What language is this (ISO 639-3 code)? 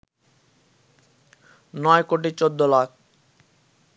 ben